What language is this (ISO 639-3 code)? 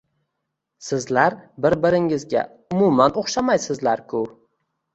uzb